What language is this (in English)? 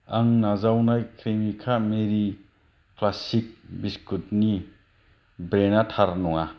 Bodo